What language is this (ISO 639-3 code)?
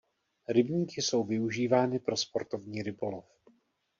ces